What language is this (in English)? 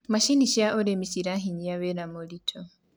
Kikuyu